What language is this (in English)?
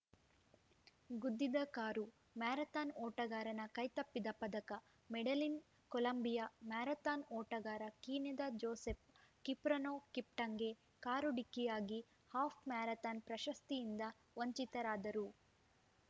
Kannada